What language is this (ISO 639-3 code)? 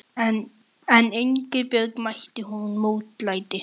isl